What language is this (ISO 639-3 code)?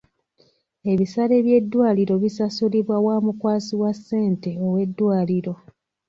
lug